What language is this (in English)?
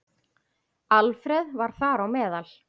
Icelandic